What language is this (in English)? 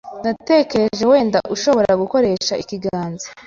Kinyarwanda